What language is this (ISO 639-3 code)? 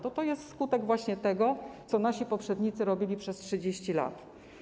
pol